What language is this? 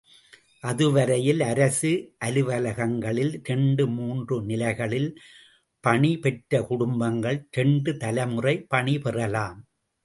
Tamil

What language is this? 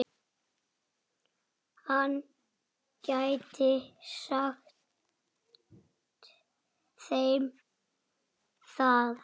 Icelandic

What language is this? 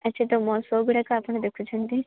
Odia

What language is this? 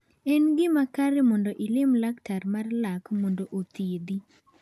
Luo (Kenya and Tanzania)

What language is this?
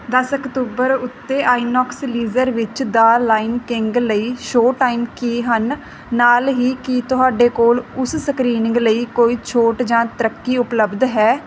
Punjabi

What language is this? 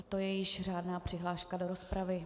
Czech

